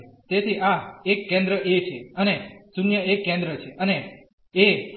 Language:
Gujarati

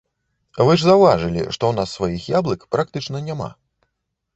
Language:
Belarusian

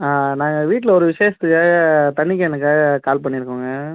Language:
Tamil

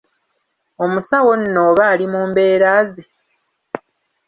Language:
Ganda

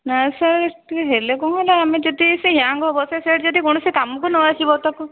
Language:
Odia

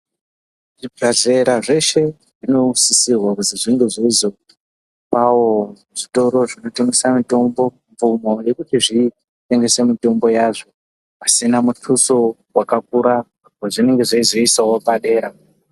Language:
Ndau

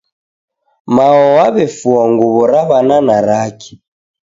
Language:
Taita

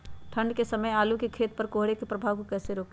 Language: Magahi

